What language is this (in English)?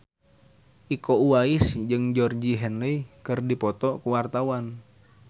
Sundanese